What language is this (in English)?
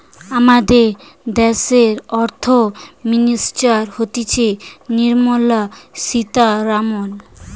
Bangla